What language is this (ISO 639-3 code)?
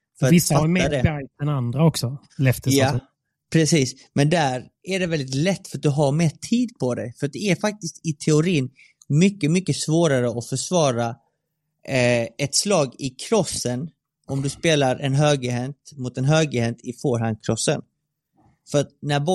swe